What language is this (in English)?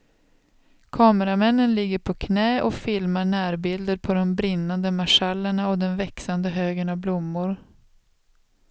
Swedish